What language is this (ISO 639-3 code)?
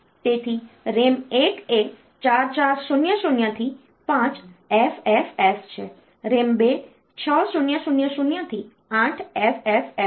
guj